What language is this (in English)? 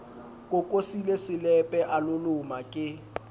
Southern Sotho